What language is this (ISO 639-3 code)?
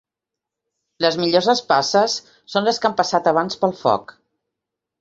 cat